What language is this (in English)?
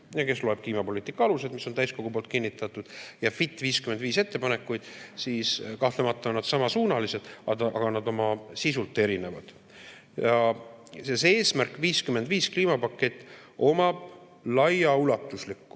Estonian